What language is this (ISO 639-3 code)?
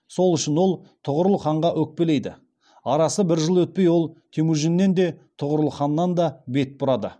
kaz